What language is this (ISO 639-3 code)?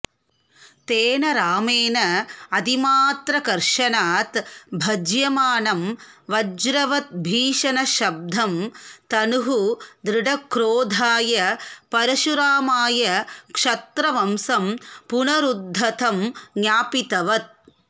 san